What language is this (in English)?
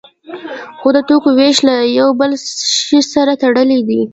Pashto